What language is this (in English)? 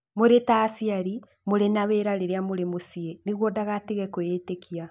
Kikuyu